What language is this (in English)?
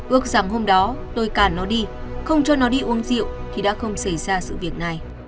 Vietnamese